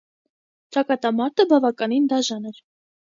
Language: Armenian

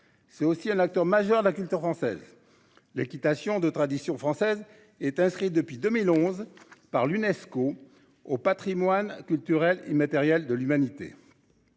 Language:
French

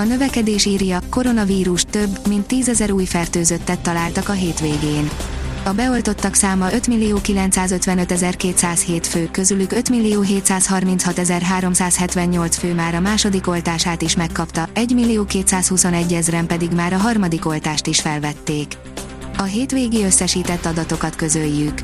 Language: Hungarian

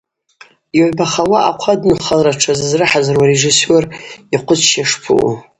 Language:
Abaza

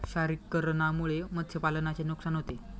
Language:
Marathi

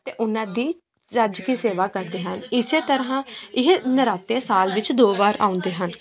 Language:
Punjabi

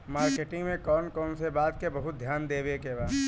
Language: Bhojpuri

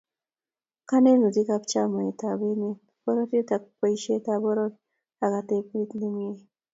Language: Kalenjin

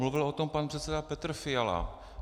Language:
Czech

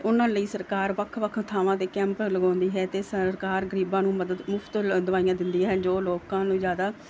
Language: Punjabi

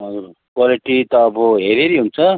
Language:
Nepali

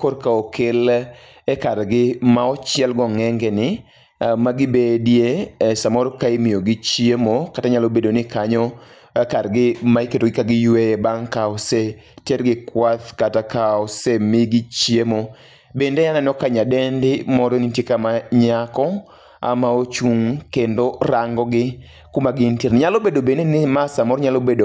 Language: Luo (Kenya and Tanzania)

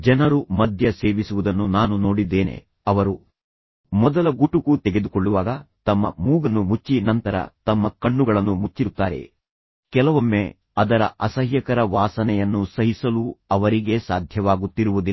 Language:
Kannada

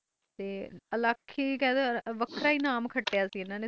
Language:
Punjabi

